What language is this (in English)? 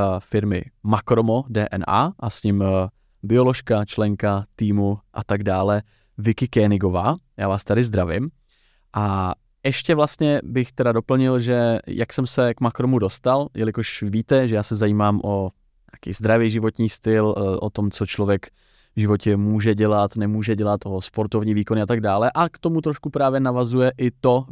Czech